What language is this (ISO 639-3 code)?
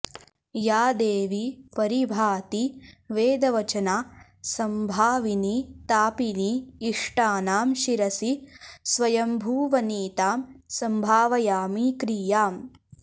san